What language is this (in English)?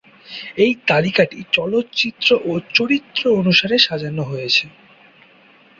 Bangla